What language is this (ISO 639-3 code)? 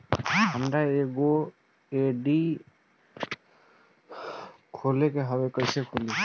bho